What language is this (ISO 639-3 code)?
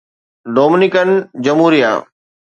snd